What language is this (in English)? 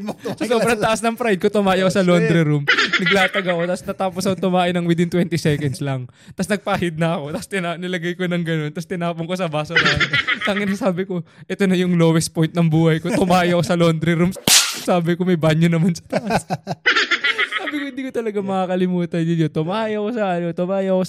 Filipino